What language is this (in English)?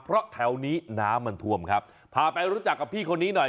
Thai